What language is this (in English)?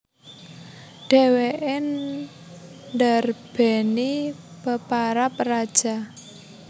Javanese